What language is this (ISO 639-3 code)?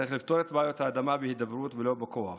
heb